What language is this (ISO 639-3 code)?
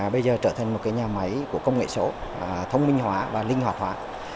vie